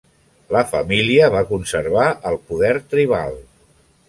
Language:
Catalan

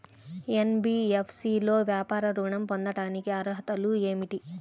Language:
Telugu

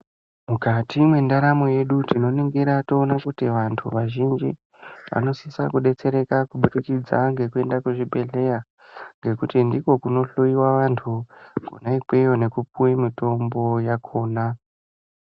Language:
Ndau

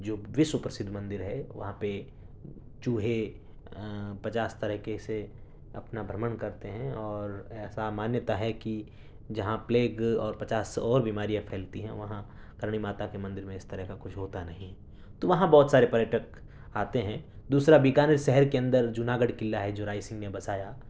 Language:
Urdu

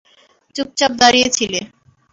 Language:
Bangla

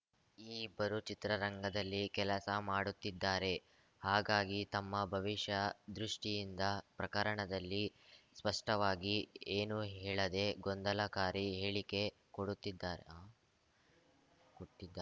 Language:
Kannada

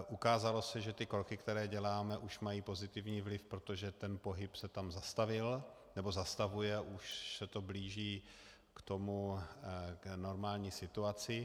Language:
Czech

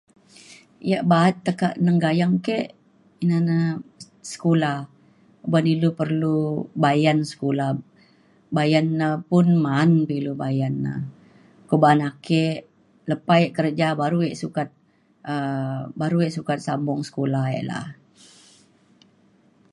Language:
Mainstream Kenyah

